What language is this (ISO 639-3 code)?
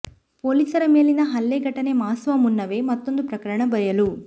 kan